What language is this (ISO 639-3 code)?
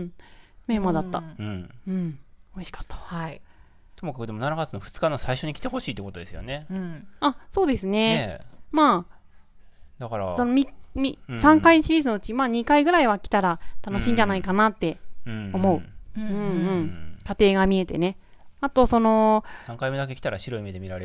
jpn